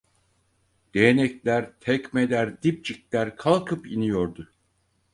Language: Turkish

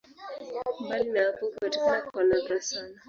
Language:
Swahili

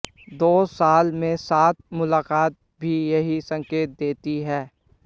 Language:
Hindi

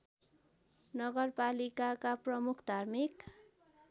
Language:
Nepali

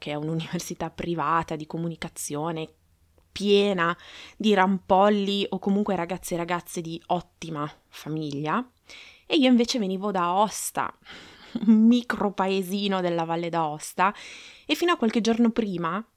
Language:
Italian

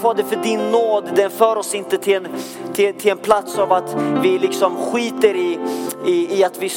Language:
Swedish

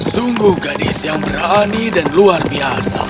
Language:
Indonesian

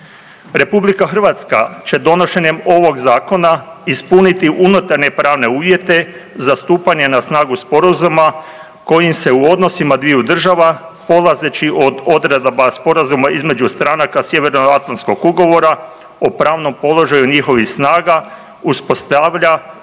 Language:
Croatian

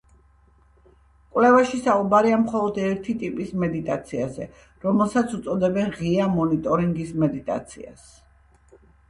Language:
Georgian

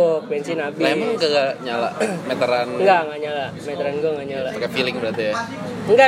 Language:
Indonesian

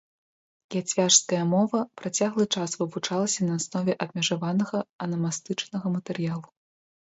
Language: Belarusian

